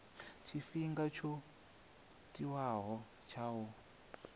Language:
Venda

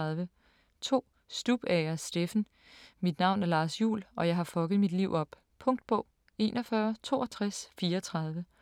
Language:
Danish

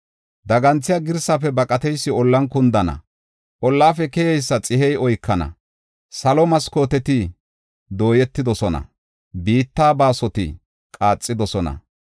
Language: Gofa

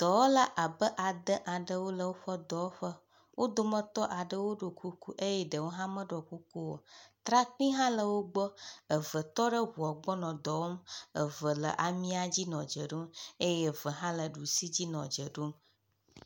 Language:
Ewe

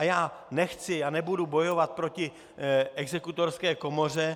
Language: Czech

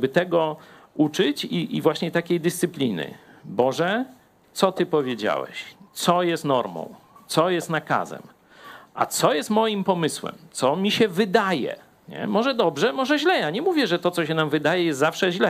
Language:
Polish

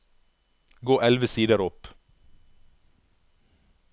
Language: Norwegian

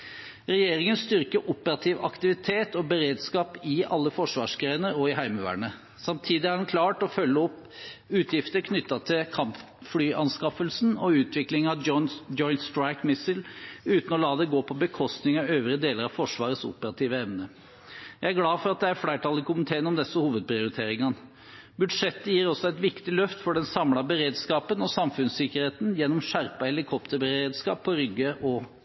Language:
Norwegian Bokmål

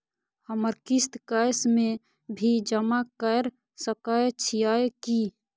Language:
Maithili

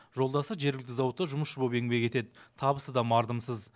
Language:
Kazakh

